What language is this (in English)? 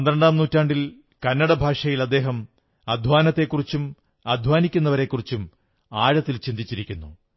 Malayalam